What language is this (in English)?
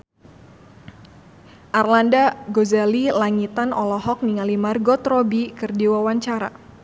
Sundanese